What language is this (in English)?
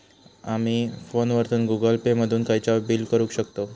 Marathi